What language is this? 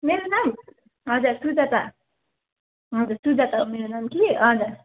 Nepali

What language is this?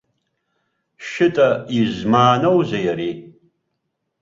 Abkhazian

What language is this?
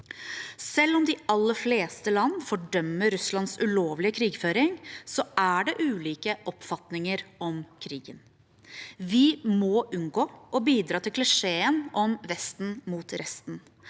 Norwegian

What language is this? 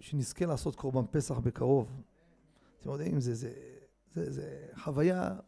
Hebrew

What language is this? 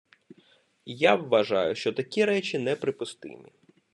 Ukrainian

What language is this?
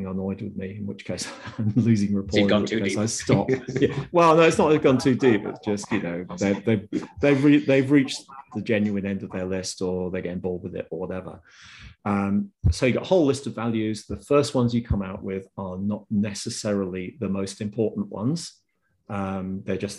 English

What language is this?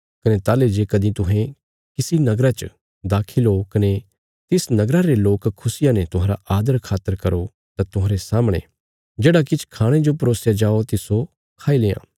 Bilaspuri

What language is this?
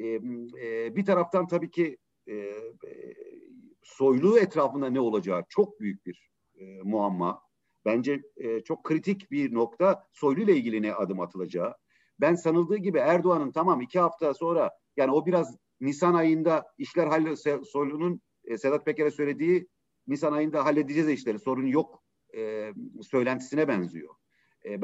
Turkish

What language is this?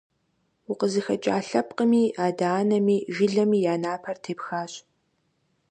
Kabardian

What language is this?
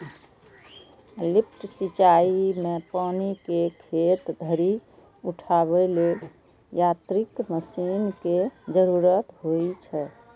Maithili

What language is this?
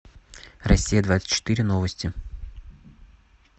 Russian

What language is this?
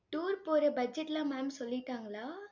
Tamil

